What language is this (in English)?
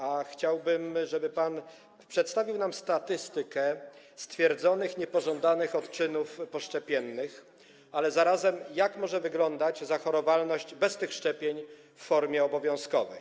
Polish